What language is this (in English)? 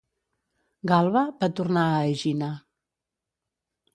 Catalan